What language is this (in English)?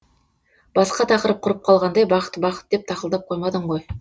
Kazakh